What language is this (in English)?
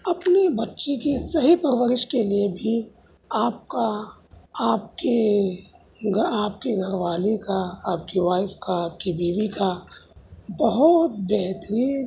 Urdu